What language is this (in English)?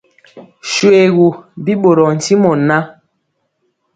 Mpiemo